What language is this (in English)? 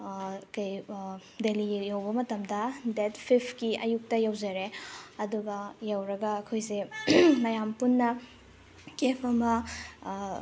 Manipuri